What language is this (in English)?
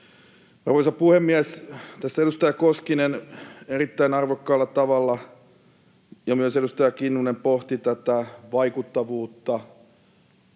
Finnish